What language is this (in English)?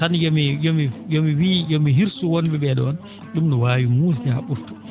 Fula